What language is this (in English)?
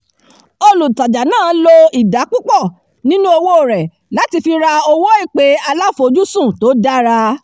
Yoruba